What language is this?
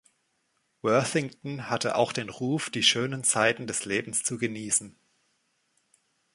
German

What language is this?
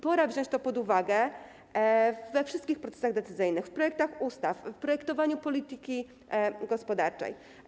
Polish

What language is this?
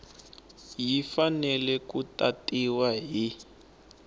Tsonga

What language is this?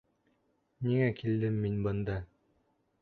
Bashkir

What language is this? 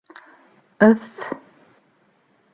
Bashkir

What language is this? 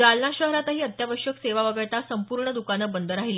Marathi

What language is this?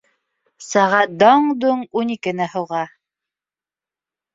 Bashkir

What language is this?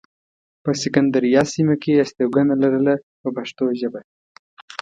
Pashto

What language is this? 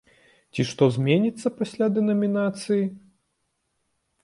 Belarusian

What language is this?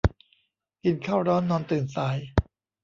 Thai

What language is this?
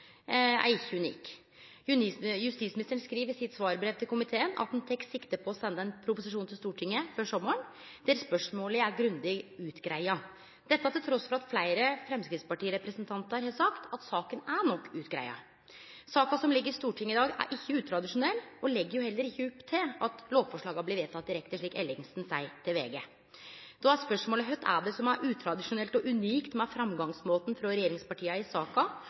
Norwegian Nynorsk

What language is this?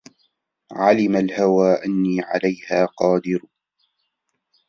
Arabic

